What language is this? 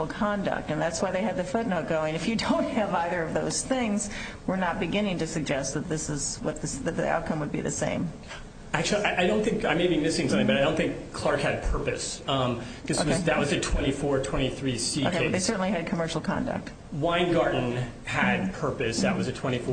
English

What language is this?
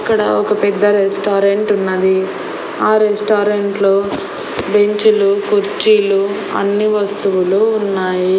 Telugu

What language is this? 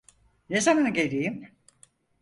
Turkish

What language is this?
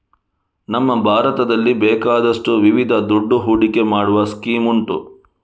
Kannada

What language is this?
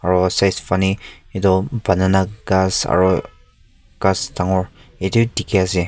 Naga Pidgin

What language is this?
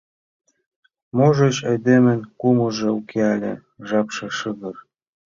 Mari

